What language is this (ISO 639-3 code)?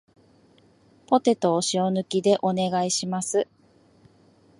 jpn